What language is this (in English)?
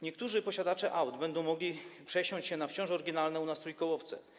Polish